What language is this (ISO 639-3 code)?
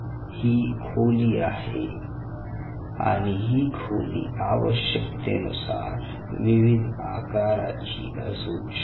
mar